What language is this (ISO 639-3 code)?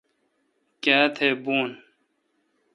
xka